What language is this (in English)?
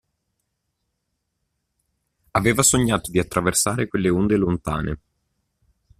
Italian